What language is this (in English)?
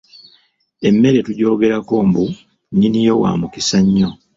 Ganda